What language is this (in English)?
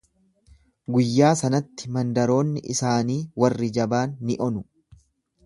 Oromo